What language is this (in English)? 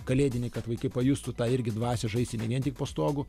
Lithuanian